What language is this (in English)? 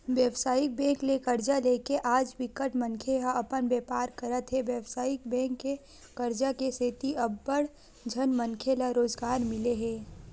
Chhattisgarhi